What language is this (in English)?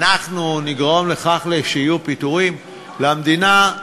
Hebrew